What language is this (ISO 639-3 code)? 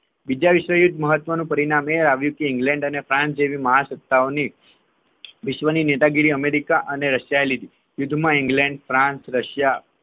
guj